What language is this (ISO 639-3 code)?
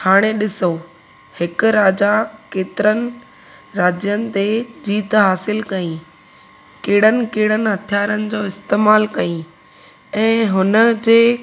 snd